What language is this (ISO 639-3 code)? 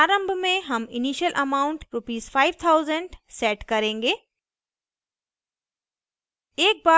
hin